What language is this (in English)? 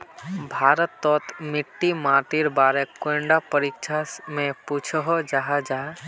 Magahi